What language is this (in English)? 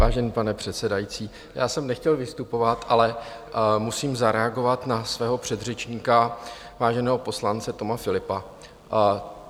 Czech